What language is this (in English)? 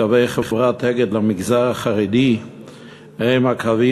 Hebrew